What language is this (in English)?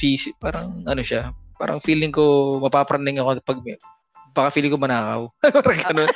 Filipino